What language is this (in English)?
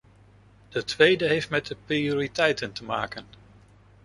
Dutch